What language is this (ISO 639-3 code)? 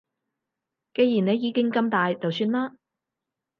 yue